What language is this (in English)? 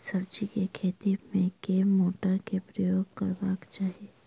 Maithili